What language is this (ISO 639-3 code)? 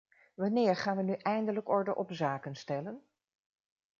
nld